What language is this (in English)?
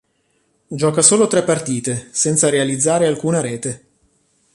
Italian